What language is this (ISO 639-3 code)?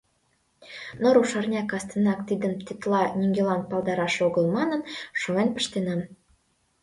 chm